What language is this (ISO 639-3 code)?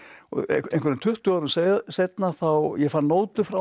isl